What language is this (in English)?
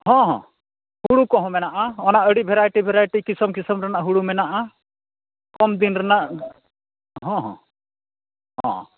Santali